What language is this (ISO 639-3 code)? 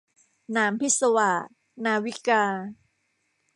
tha